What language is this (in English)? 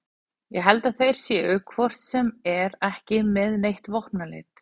Icelandic